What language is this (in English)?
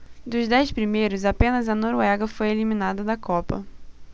Portuguese